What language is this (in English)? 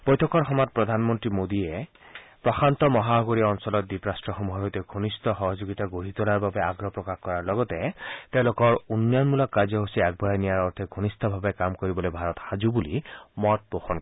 Assamese